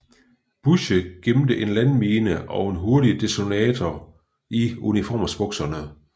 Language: Danish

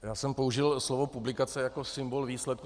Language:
Czech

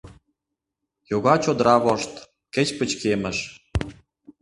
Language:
Mari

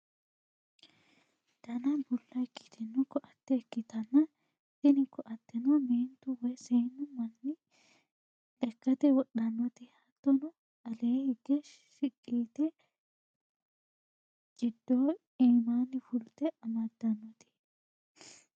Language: Sidamo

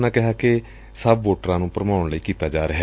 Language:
Punjabi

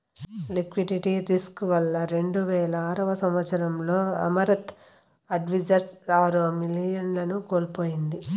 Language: Telugu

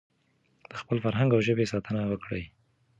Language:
Pashto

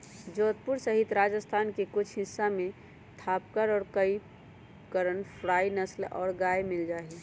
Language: Magahi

